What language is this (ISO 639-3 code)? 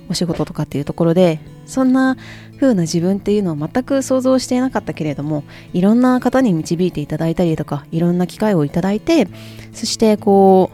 jpn